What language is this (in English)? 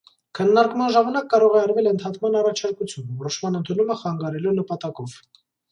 Armenian